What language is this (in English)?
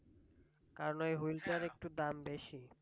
Bangla